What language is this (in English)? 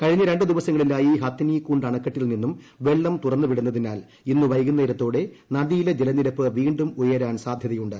Malayalam